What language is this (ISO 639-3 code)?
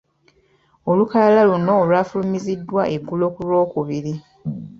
lug